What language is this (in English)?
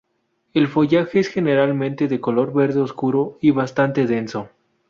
Spanish